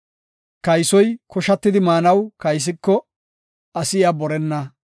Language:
Gofa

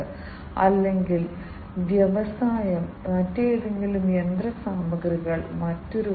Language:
Malayalam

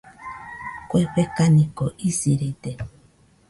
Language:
Nüpode Huitoto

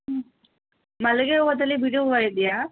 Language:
Kannada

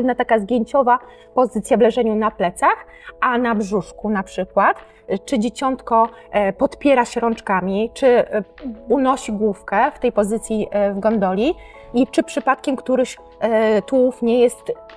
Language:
Polish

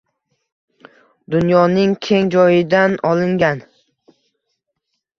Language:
Uzbek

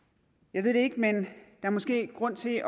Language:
Danish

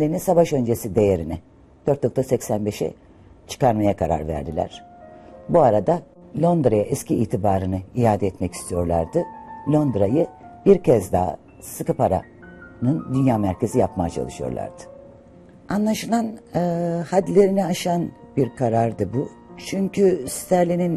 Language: Turkish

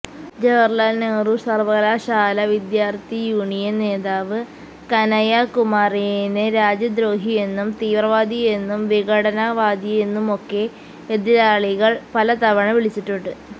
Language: Malayalam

